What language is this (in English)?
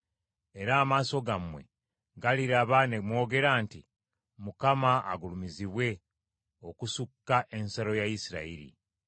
Ganda